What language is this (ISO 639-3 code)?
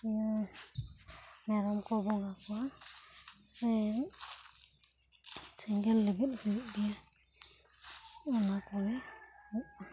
sat